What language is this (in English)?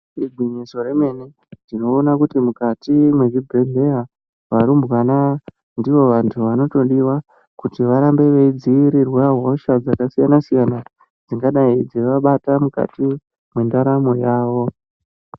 Ndau